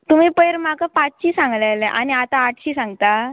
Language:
Konkani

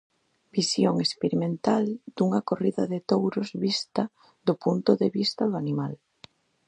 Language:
Galician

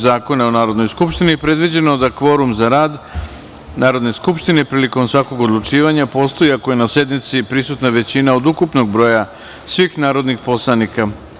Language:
Serbian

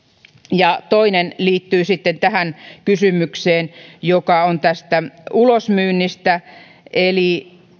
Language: Finnish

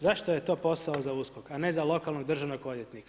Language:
Croatian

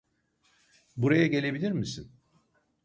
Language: Turkish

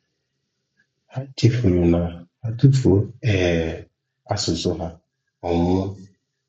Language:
Igbo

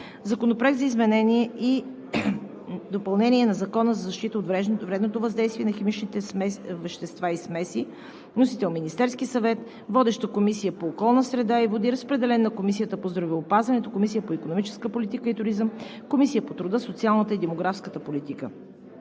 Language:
Bulgarian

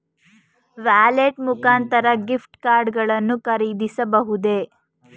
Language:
Kannada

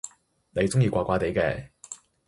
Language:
Cantonese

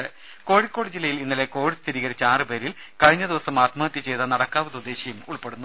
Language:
Malayalam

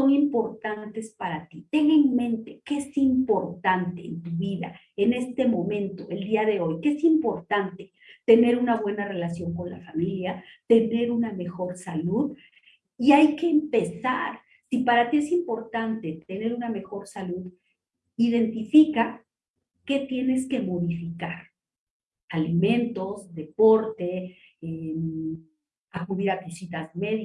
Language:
Spanish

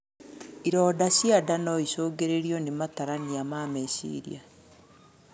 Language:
Kikuyu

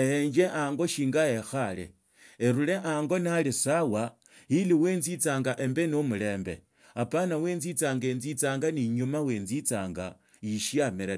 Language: Tsotso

